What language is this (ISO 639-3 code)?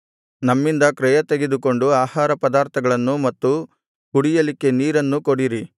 kan